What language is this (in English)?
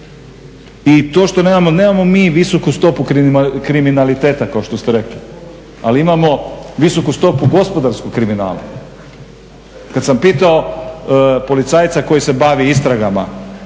Croatian